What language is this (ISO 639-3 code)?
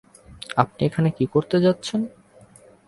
ben